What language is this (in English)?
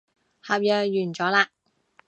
Cantonese